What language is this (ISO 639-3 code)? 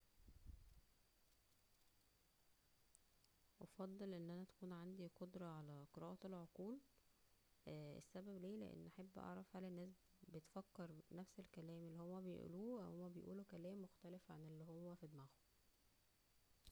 arz